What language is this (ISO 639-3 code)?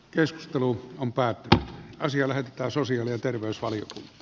fin